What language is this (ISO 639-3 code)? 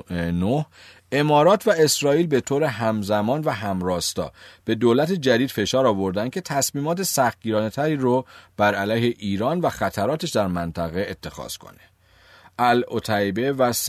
fas